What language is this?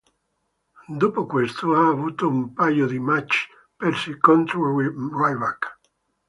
Italian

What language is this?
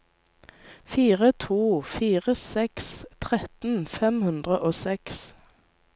Norwegian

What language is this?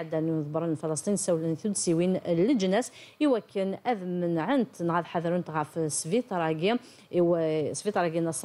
Arabic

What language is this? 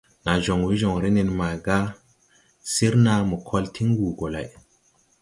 Tupuri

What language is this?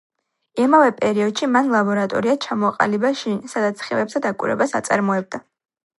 Georgian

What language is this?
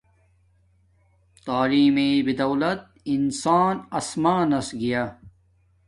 Domaaki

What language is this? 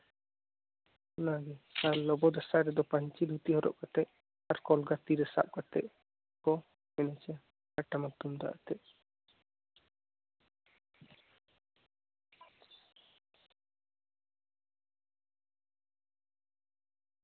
Santali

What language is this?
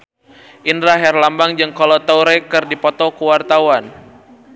Sundanese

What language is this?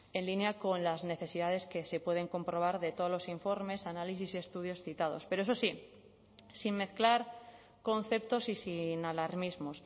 Spanish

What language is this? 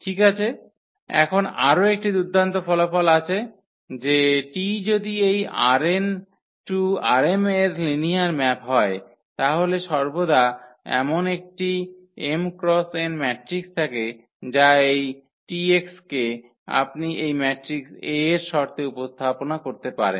Bangla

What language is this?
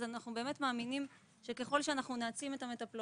Hebrew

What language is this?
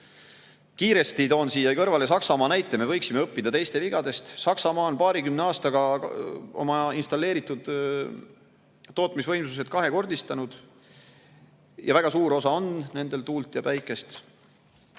Estonian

